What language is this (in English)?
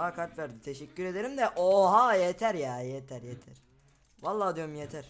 Turkish